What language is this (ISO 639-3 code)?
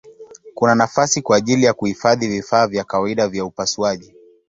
swa